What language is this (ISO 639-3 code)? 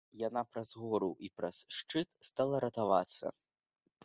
bel